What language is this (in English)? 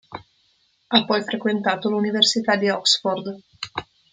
Italian